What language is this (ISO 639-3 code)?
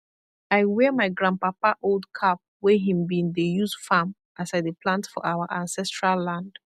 pcm